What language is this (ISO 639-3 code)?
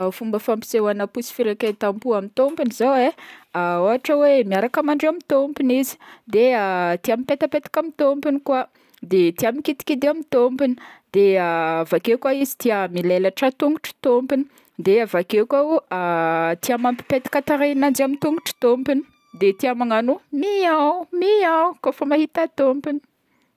bmm